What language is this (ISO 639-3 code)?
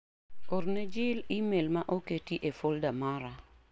luo